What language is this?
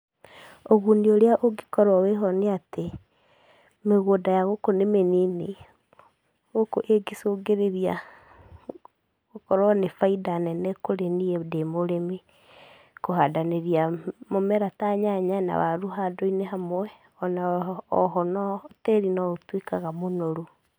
Kikuyu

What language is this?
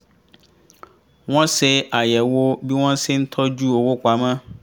Yoruba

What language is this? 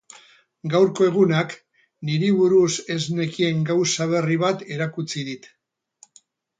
Basque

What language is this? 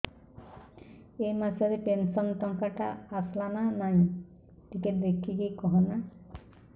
Odia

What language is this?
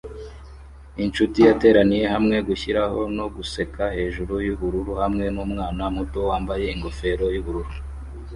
Kinyarwanda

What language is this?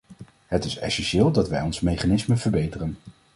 Dutch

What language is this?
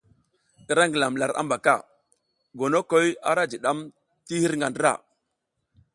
South Giziga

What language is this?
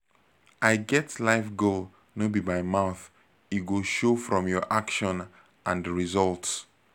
Nigerian Pidgin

